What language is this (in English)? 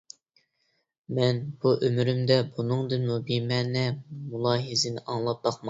Uyghur